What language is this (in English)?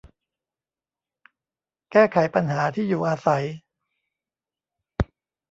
Thai